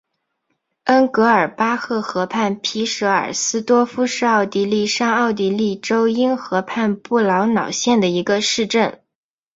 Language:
Chinese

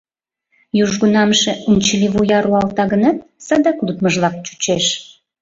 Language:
Mari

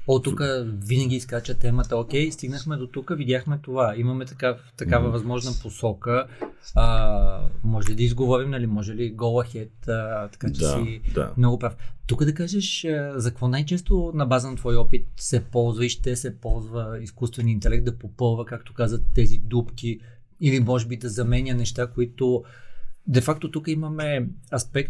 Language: Bulgarian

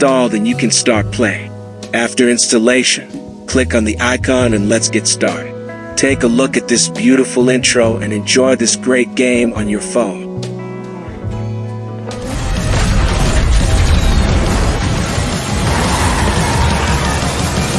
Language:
English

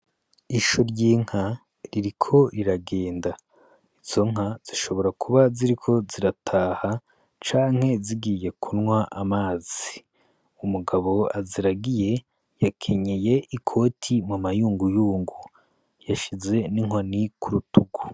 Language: Rundi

